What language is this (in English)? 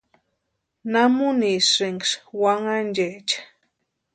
Western Highland Purepecha